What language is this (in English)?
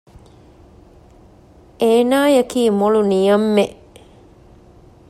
Divehi